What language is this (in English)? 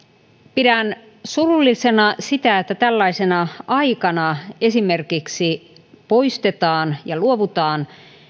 Finnish